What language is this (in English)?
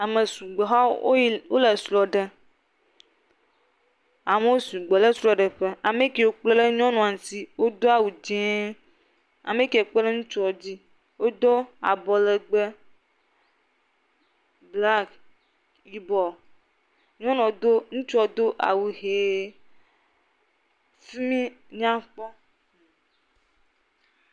Ewe